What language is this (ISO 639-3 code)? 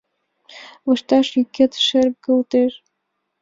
chm